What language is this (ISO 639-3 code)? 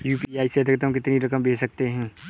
hin